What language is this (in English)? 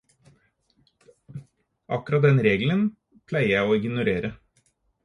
Norwegian Bokmål